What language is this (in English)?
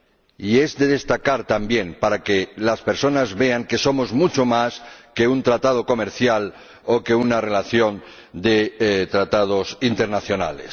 Spanish